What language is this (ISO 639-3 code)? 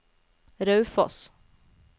nor